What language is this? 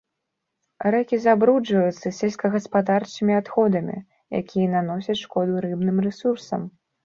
Belarusian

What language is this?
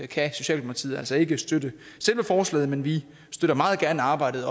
Danish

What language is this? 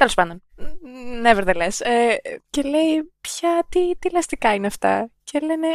Greek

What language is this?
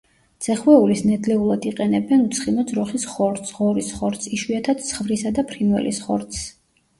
Georgian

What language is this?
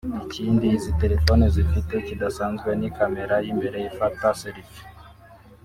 Kinyarwanda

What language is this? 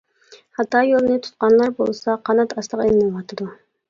Uyghur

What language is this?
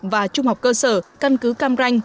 Vietnamese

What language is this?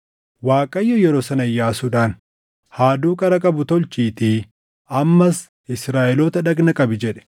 Oromo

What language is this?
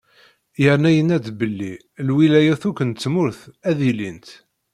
Kabyle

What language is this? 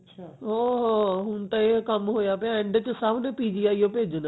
Punjabi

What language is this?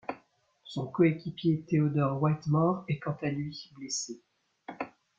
French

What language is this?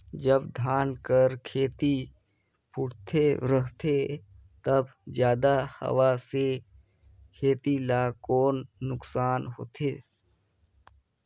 Chhattisgarhi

